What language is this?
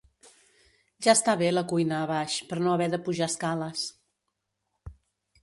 Catalan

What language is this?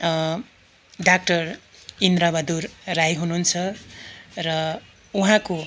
Nepali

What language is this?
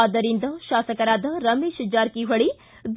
Kannada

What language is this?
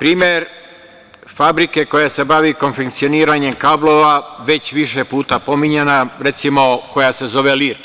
Serbian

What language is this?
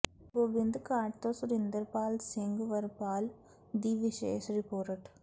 Punjabi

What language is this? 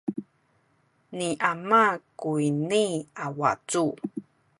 Sakizaya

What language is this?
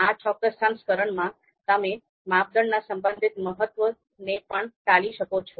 Gujarati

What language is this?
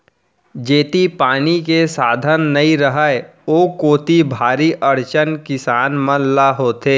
Chhattisgarhi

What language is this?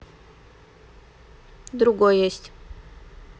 Russian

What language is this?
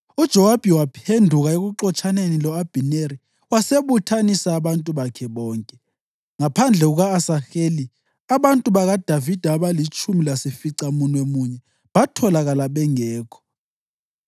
North Ndebele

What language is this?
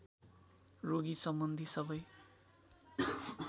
Nepali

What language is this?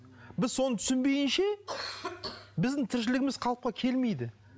Kazakh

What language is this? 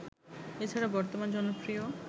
Bangla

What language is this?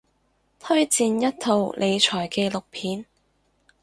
Cantonese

